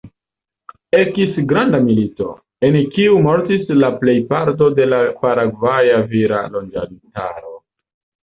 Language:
Esperanto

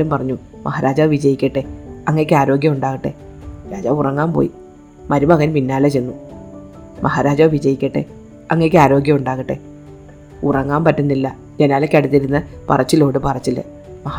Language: Malayalam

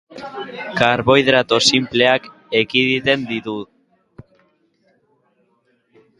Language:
Basque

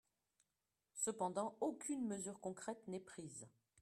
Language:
French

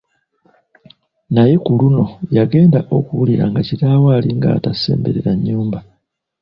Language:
Ganda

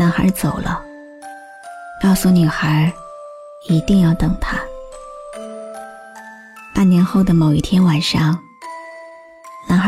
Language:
Chinese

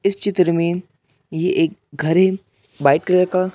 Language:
Hindi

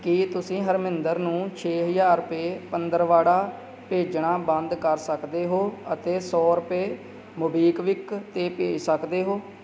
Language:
Punjabi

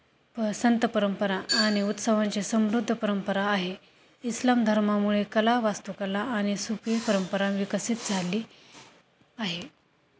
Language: Marathi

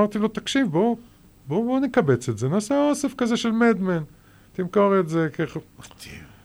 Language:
Hebrew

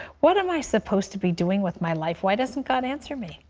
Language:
English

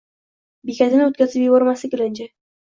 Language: Uzbek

